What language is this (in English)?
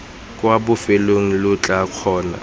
Tswana